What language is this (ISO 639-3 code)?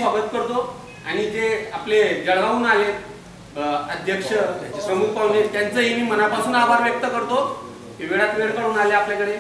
hin